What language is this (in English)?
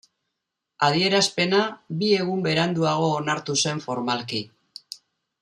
Basque